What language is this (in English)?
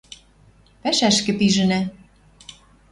Western Mari